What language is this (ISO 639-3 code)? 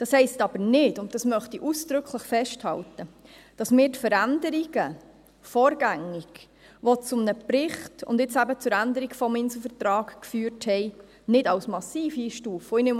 gsw